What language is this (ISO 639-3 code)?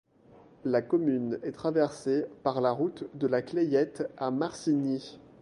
fra